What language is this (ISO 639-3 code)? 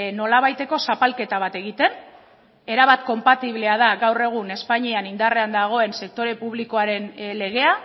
eus